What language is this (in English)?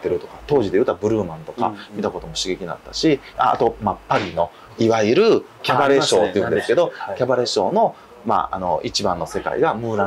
Japanese